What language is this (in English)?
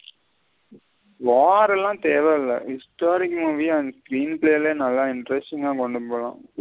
Tamil